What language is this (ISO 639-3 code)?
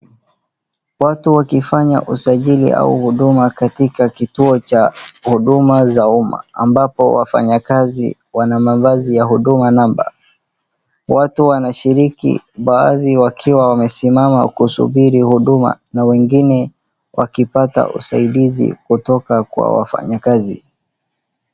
swa